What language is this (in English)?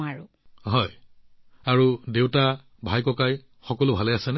Assamese